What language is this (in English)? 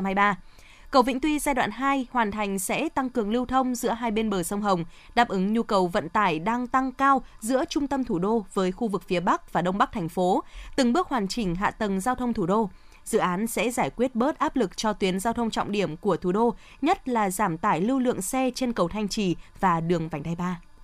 Vietnamese